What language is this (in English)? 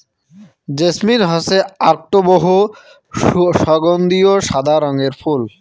Bangla